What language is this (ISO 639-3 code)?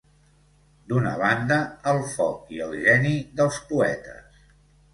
cat